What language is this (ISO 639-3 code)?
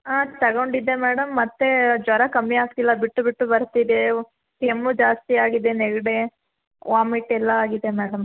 kan